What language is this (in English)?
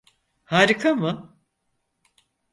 Turkish